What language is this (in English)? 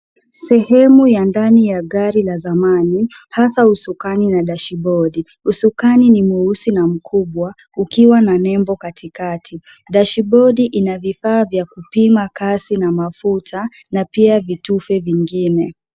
Swahili